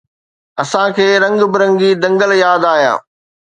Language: Sindhi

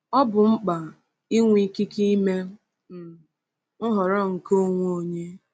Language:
Igbo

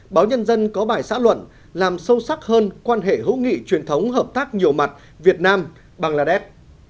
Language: Vietnamese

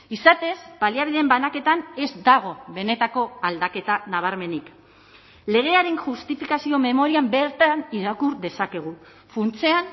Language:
Basque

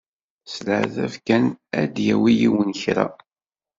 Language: Kabyle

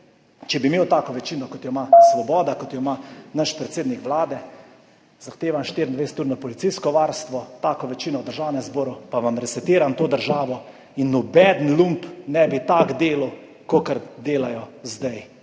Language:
Slovenian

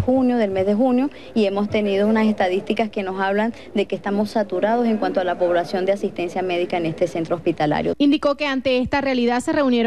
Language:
Spanish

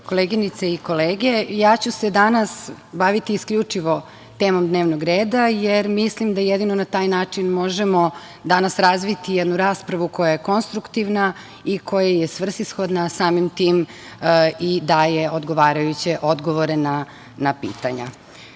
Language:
Serbian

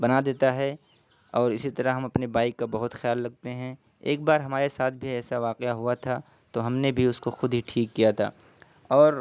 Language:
Urdu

